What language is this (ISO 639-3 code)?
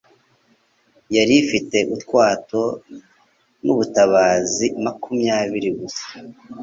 kin